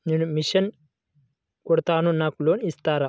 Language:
Telugu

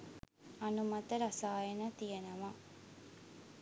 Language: Sinhala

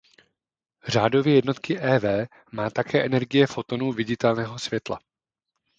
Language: Czech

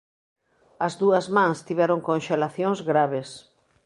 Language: Galician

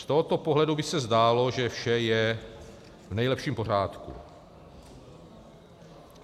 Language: Czech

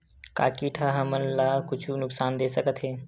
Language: Chhattisgarhi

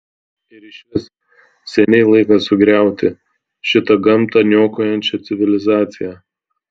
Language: Lithuanian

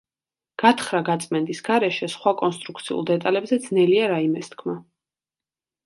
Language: Georgian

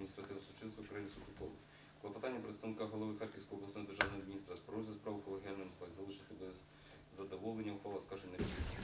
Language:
Russian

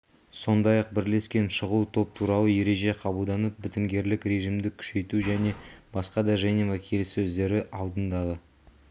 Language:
Kazakh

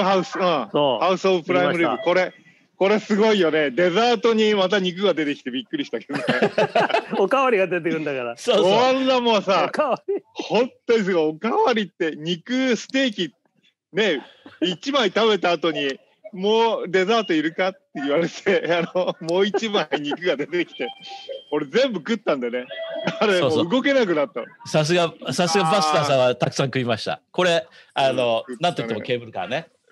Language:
Japanese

